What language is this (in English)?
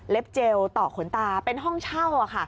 Thai